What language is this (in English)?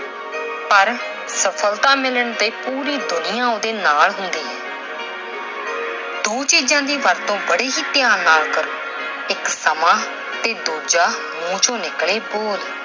Punjabi